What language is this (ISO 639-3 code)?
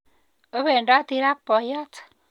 kln